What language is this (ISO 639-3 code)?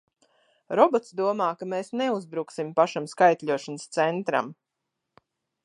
lav